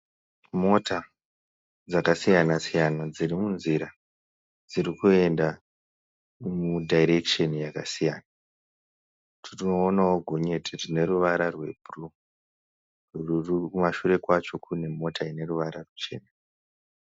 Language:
Shona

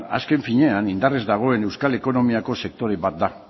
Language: Basque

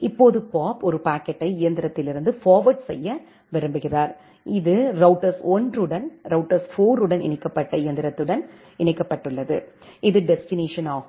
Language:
Tamil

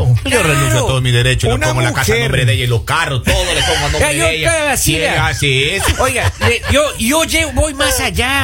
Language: Spanish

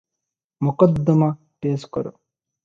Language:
Odia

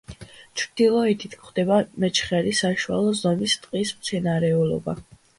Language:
Georgian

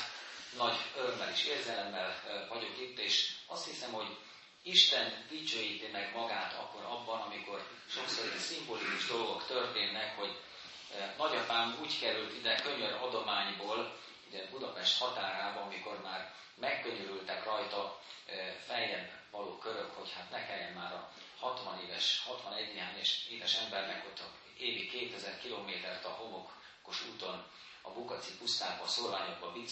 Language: Hungarian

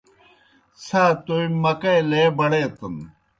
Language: Kohistani Shina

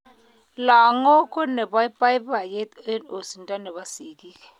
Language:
Kalenjin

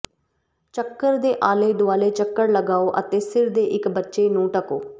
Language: Punjabi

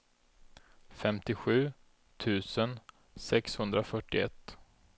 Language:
Swedish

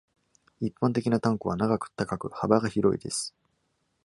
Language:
Japanese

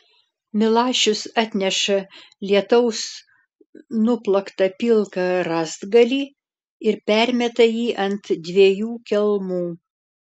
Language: Lithuanian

